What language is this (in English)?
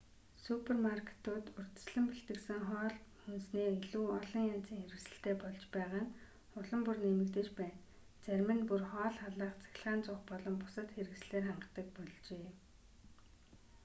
Mongolian